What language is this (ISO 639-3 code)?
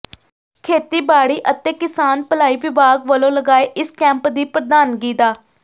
pan